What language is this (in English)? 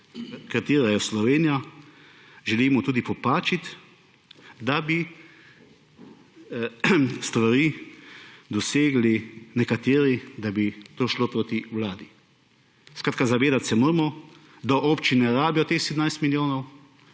Slovenian